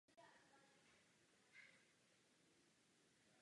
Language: Czech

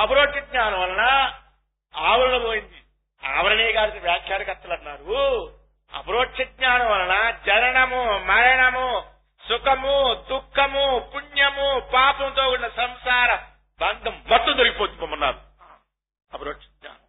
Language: Telugu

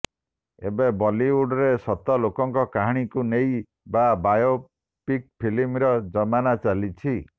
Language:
Odia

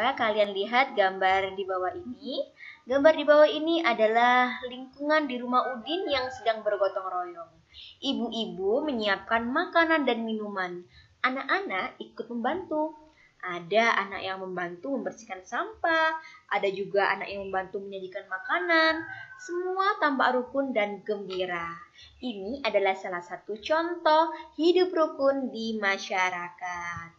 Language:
Indonesian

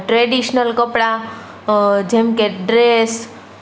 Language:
Gujarati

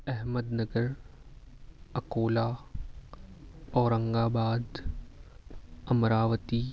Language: Urdu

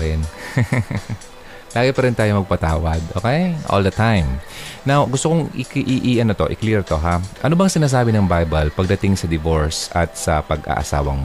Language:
Filipino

